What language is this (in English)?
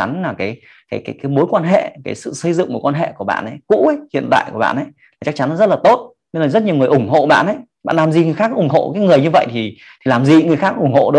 Vietnamese